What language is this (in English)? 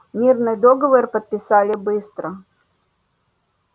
Russian